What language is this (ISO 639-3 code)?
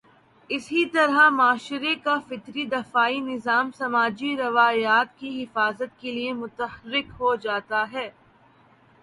urd